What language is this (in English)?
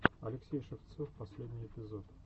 Russian